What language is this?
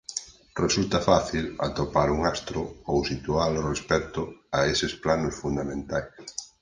Galician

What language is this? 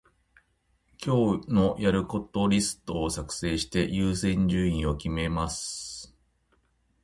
Japanese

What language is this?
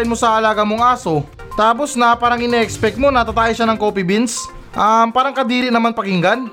Filipino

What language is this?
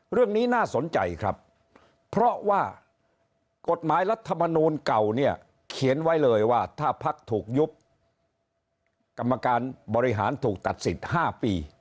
Thai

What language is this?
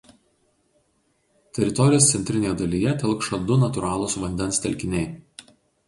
Lithuanian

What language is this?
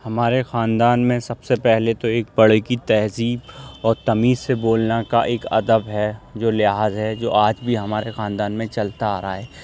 Urdu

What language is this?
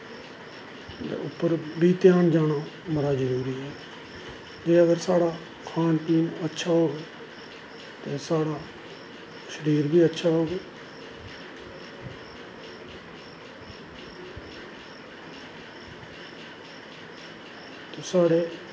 Dogri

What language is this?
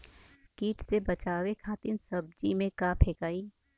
Bhojpuri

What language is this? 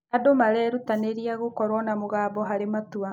Kikuyu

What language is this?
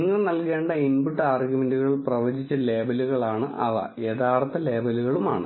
Malayalam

